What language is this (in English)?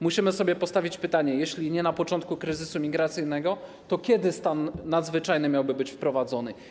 Polish